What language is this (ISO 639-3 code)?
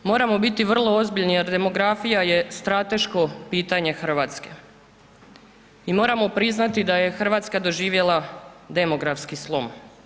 hrv